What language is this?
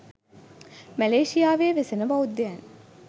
Sinhala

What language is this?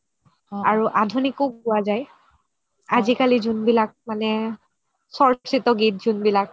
Assamese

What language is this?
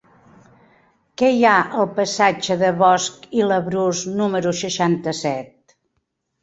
Catalan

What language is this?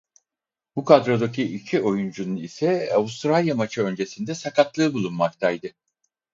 Turkish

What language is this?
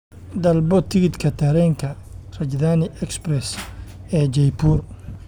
Somali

